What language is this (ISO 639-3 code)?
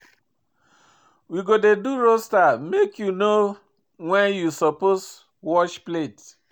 pcm